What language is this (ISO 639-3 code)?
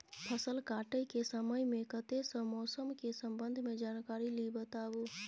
mai